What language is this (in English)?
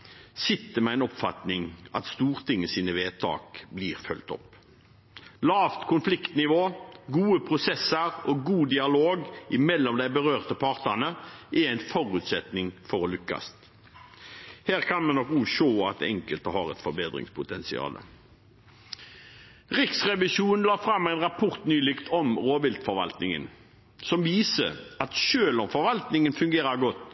Norwegian Bokmål